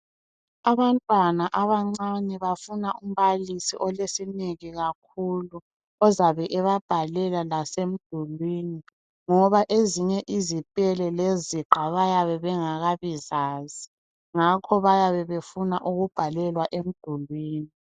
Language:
North Ndebele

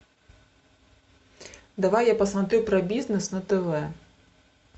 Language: Russian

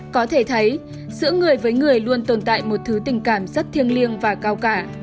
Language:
Vietnamese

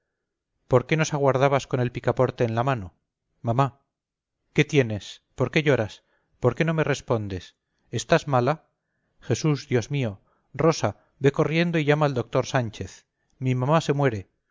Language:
Spanish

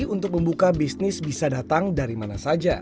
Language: Indonesian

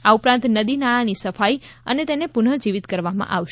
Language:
Gujarati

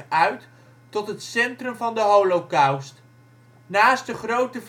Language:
Dutch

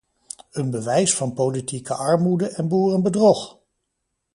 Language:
Dutch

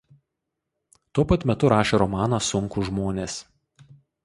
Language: Lithuanian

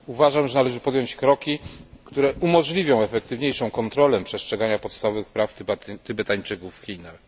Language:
Polish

